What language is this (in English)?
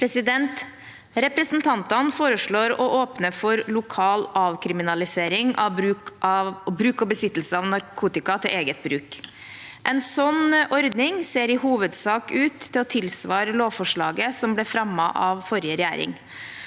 Norwegian